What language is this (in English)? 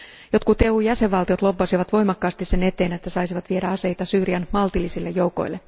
Finnish